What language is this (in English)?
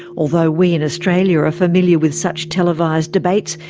English